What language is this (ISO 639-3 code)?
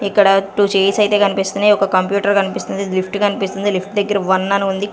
tel